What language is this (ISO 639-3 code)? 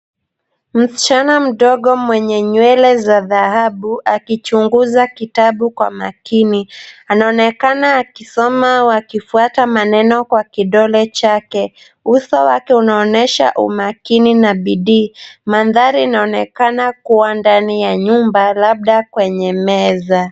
swa